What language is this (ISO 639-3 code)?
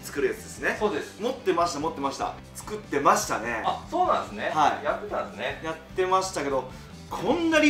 jpn